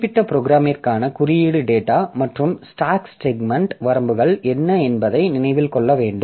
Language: Tamil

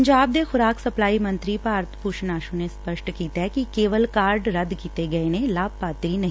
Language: Punjabi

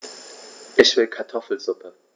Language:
German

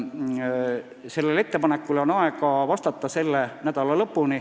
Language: Estonian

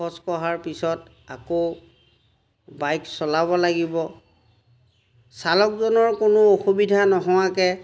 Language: Assamese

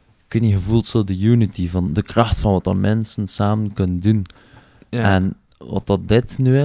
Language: Dutch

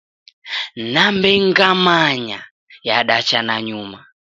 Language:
Taita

